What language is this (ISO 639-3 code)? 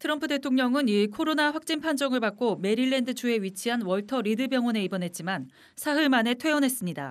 kor